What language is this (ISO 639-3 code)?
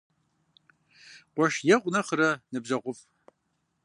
kbd